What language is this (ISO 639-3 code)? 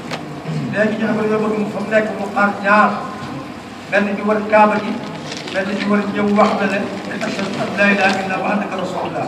ara